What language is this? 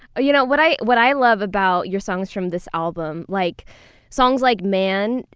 English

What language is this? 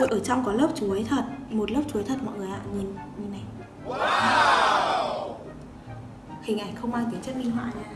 Vietnamese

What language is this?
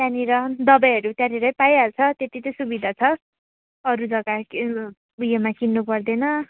Nepali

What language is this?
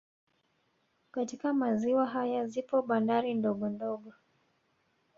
Swahili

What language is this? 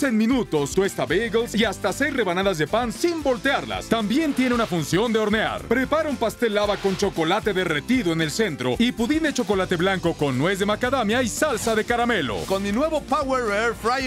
Spanish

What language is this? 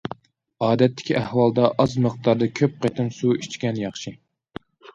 Uyghur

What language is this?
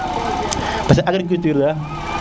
Serer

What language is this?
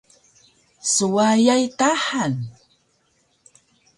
Taroko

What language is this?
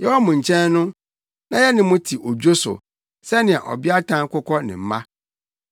Akan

